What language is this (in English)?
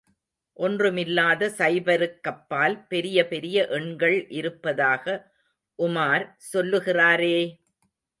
Tamil